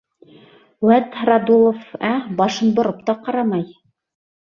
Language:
Bashkir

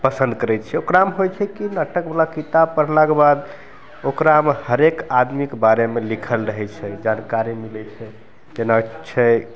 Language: Maithili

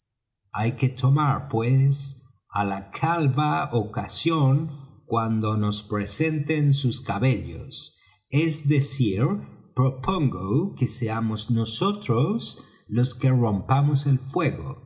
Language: Spanish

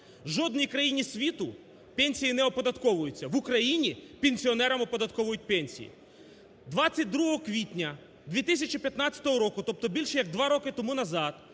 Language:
Ukrainian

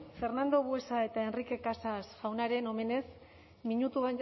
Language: Basque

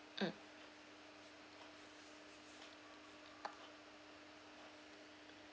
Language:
English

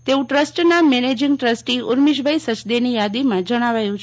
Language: Gujarati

